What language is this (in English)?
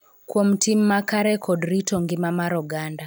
Luo (Kenya and Tanzania)